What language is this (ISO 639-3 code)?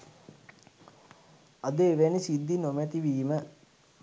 sin